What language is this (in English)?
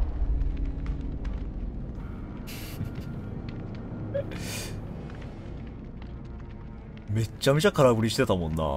Japanese